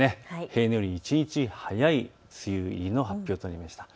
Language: Japanese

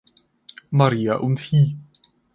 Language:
German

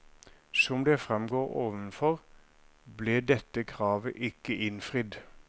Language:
Norwegian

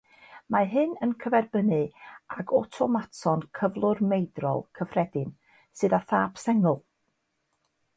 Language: Welsh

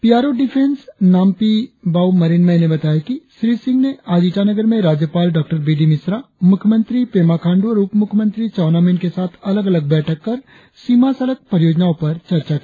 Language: Hindi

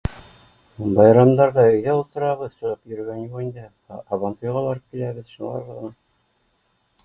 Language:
Bashkir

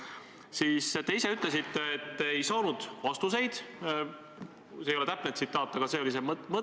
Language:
Estonian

